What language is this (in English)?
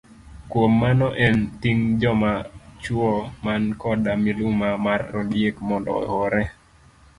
Luo (Kenya and Tanzania)